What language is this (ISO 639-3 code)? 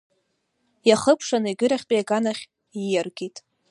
abk